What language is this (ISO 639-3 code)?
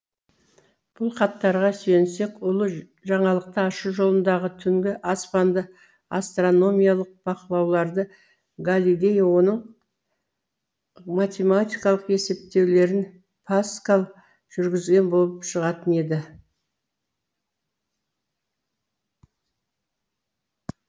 kaz